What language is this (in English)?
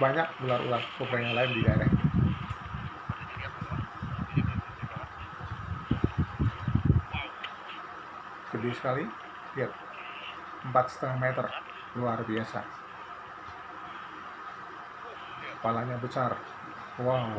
Indonesian